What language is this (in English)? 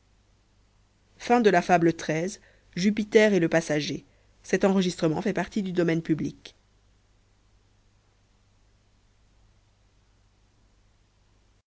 French